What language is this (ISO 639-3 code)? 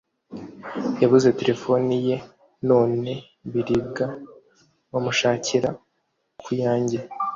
kin